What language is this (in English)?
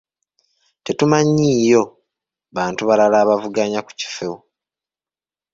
Ganda